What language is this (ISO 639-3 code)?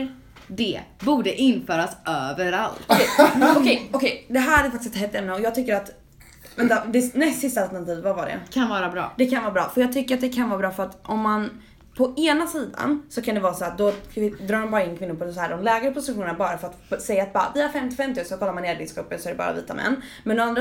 swe